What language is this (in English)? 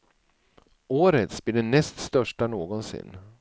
Swedish